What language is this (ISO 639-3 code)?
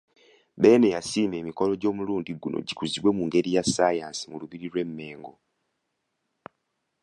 lug